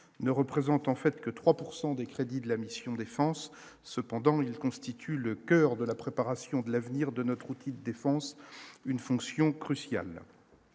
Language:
French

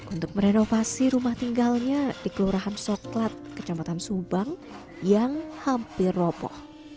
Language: Indonesian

